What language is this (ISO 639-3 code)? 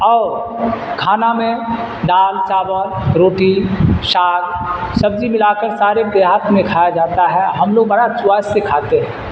urd